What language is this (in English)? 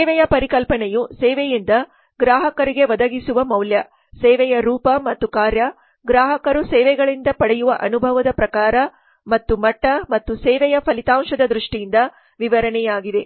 Kannada